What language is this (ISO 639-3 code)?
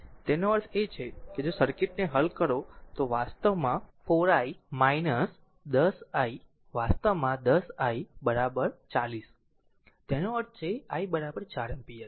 guj